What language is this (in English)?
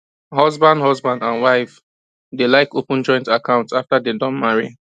Nigerian Pidgin